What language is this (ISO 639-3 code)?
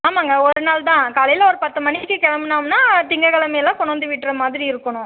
tam